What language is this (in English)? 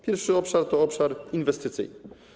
Polish